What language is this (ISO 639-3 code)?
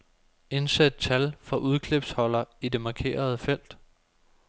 dan